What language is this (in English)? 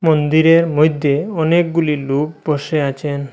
Bangla